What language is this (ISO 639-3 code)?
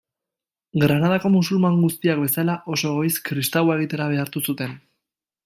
eus